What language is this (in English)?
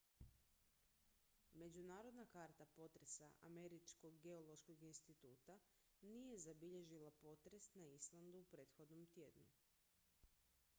Croatian